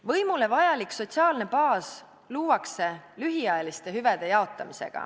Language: Estonian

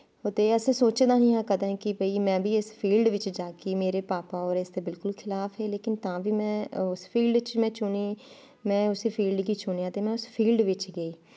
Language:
Dogri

